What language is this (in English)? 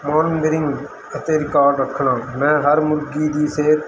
Punjabi